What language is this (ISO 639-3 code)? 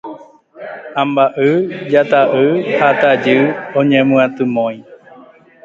grn